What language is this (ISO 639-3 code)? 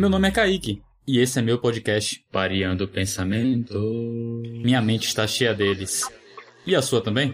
por